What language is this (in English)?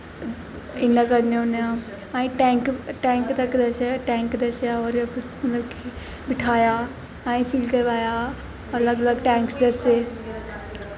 Dogri